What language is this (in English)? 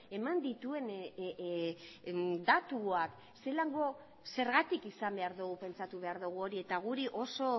Basque